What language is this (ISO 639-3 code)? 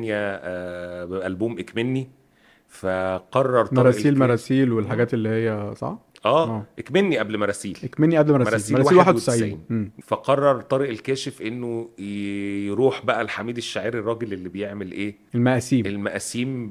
ara